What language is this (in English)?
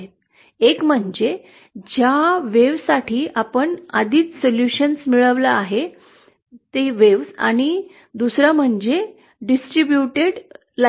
Marathi